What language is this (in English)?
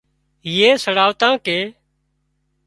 Wadiyara Koli